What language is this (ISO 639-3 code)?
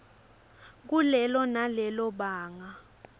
ssw